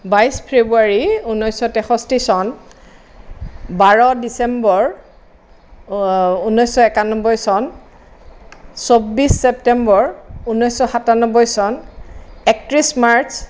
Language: Assamese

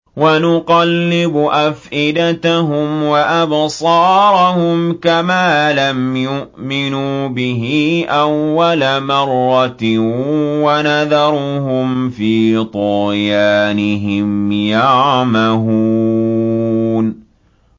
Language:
Arabic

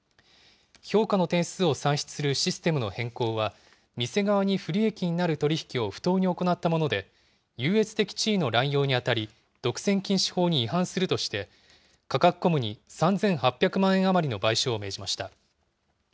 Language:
Japanese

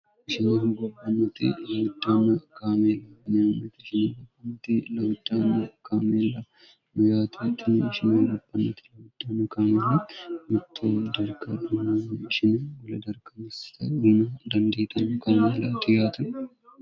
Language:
Sidamo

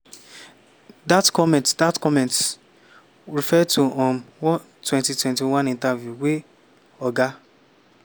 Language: Nigerian Pidgin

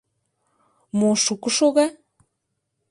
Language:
Mari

